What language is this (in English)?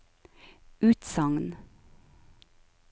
Norwegian